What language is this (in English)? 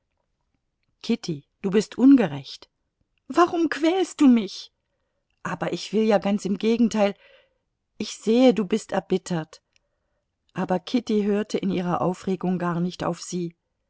German